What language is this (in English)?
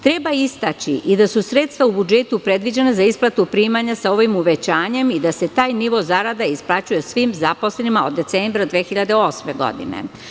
Serbian